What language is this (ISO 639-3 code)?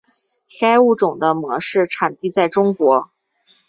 zho